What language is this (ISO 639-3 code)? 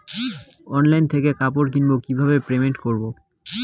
ben